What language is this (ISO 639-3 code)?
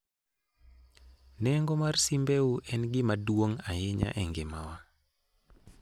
luo